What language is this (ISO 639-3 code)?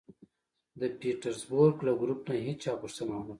pus